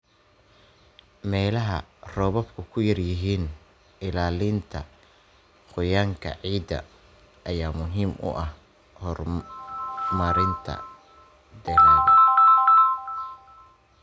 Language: Somali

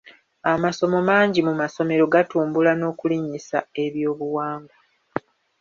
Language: Ganda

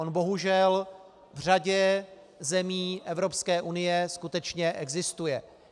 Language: Czech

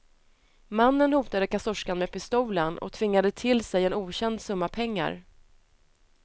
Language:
Swedish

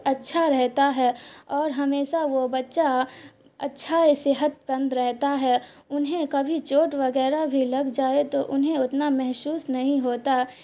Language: Urdu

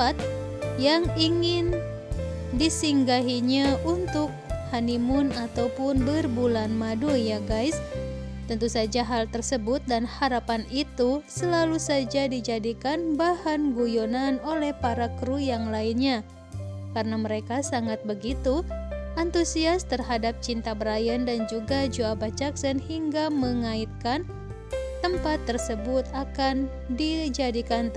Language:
Indonesian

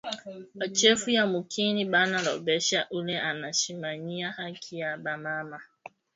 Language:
Swahili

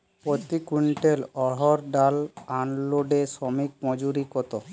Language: Bangla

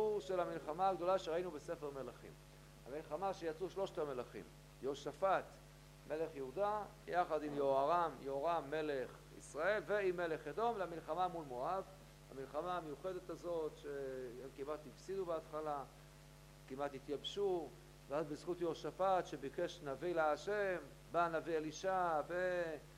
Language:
Hebrew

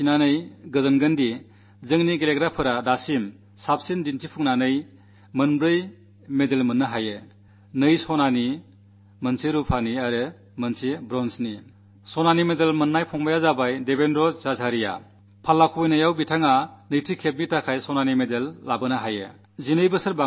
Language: Malayalam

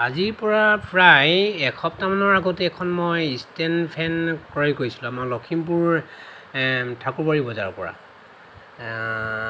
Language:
Assamese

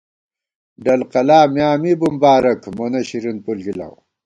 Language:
Gawar-Bati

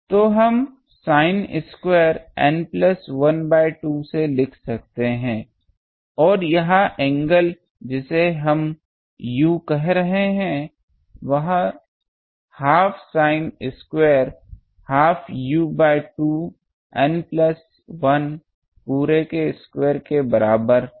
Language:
Hindi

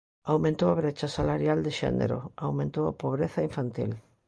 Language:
Galician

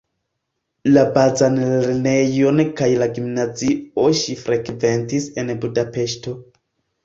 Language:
Esperanto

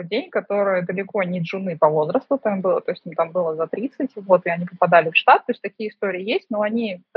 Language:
Russian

